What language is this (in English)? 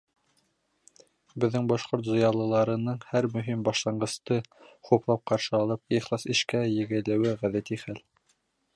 Bashkir